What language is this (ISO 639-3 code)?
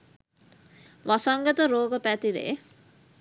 sin